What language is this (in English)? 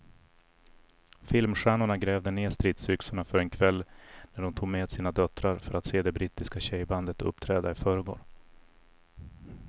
Swedish